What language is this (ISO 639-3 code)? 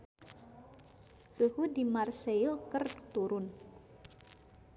sun